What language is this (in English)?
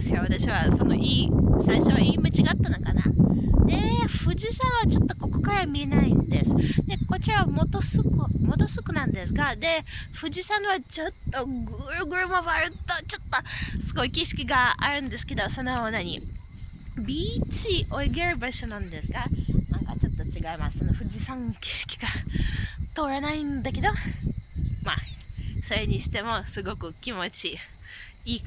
Japanese